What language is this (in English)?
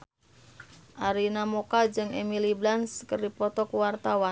Sundanese